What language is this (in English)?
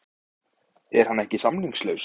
Icelandic